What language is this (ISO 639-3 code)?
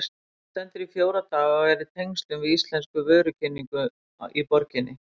isl